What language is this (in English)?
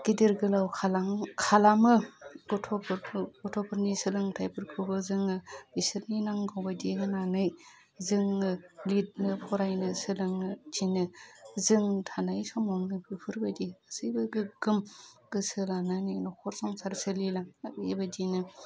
Bodo